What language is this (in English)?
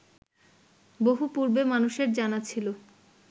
Bangla